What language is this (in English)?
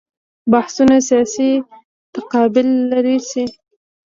Pashto